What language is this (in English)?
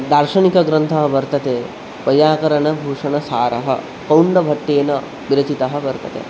Sanskrit